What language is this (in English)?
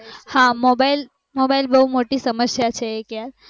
Gujarati